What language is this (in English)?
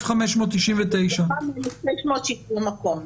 Hebrew